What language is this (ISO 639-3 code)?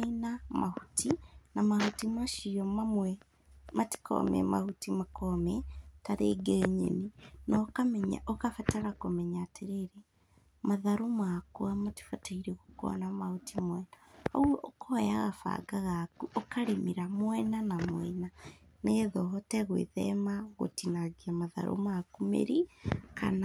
kik